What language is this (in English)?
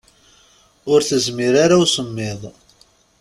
Kabyle